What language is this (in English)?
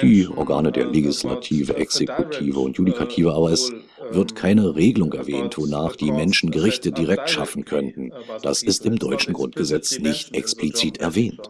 German